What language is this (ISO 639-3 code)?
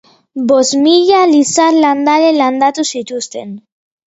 eus